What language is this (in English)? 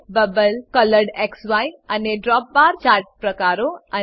Gujarati